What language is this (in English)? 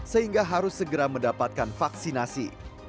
Indonesian